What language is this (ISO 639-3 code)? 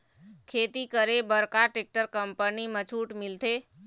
hne